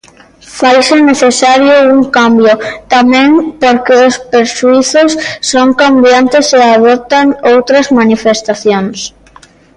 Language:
Galician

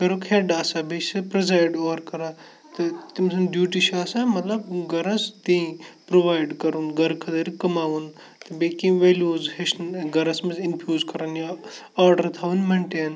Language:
Kashmiri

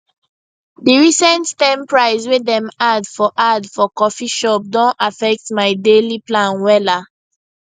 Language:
Nigerian Pidgin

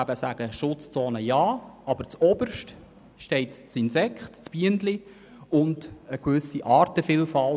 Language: Swiss German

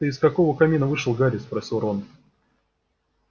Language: Russian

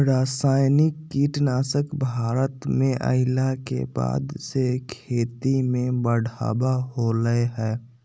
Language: Magahi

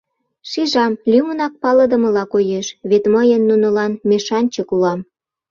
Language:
Mari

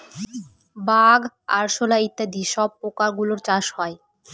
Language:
Bangla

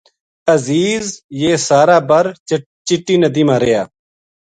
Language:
Gujari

